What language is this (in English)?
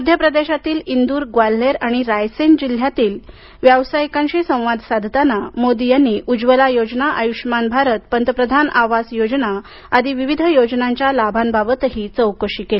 Marathi